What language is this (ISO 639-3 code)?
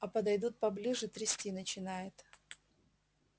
rus